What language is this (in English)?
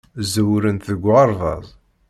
Kabyle